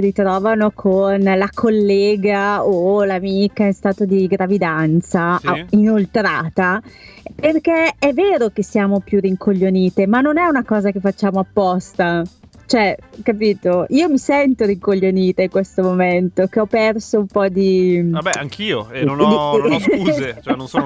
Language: Italian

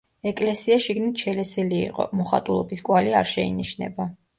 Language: Georgian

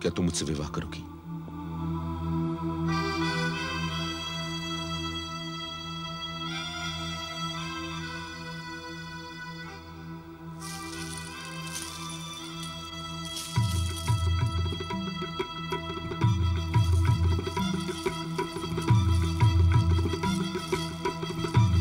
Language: Hindi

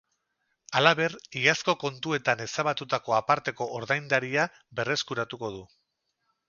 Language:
Basque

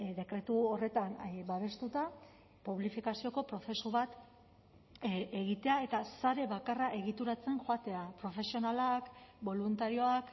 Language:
Basque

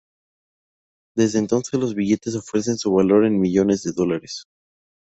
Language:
Spanish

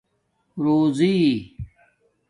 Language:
Domaaki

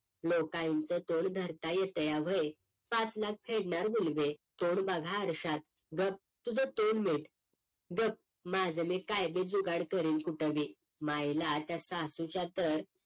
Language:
Marathi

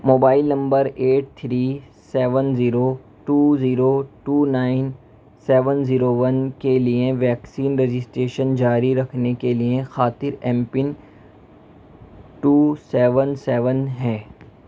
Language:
Urdu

